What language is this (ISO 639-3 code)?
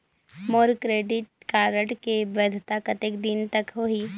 hne